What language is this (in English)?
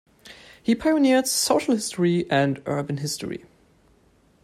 English